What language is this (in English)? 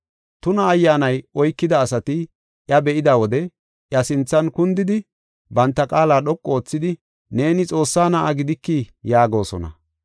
Gofa